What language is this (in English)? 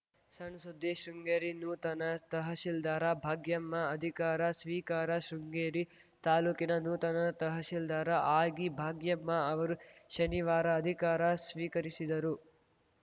Kannada